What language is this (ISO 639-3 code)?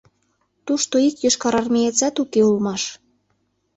chm